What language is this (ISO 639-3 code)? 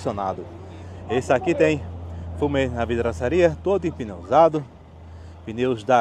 por